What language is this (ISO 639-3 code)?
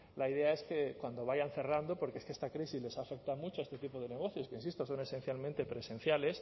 spa